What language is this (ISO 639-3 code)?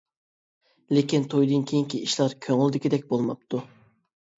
uig